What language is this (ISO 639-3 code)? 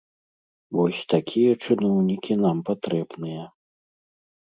bel